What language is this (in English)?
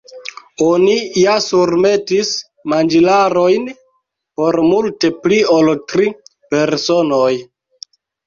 Esperanto